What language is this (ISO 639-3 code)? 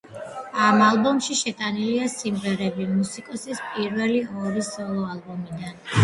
kat